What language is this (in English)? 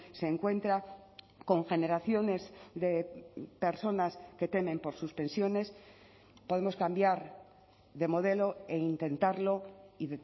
Spanish